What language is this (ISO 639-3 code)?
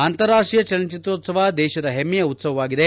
kan